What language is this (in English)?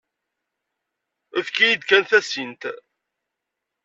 Kabyle